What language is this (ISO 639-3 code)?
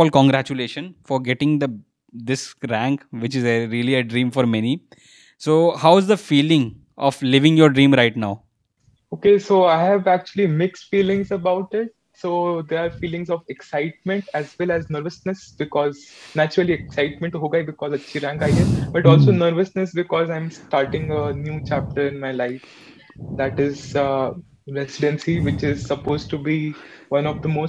hin